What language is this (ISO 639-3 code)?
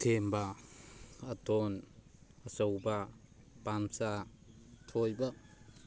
mni